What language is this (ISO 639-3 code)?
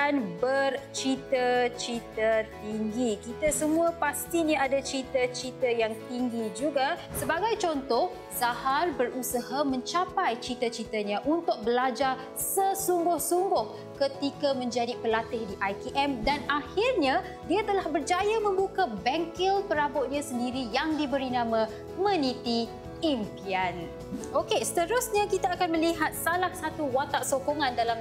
msa